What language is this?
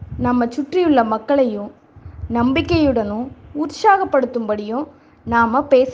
Tamil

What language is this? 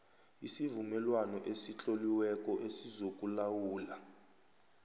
South Ndebele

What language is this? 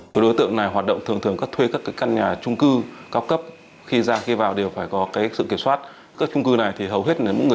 Vietnamese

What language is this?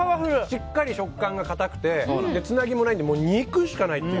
Japanese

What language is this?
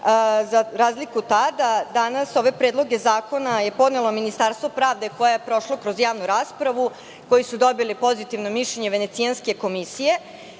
Serbian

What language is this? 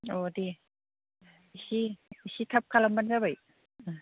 Bodo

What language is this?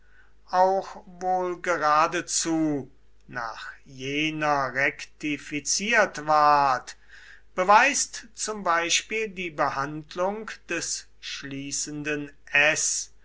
German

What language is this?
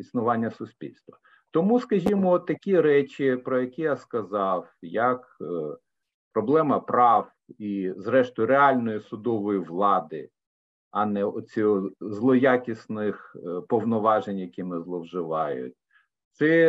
Ukrainian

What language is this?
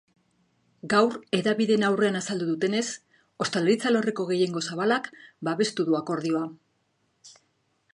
Basque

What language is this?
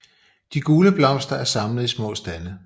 Danish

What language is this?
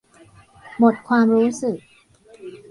Thai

